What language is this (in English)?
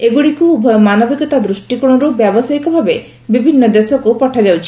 Odia